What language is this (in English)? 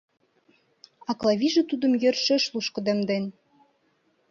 Mari